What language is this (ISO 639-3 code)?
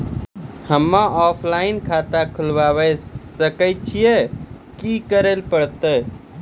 mai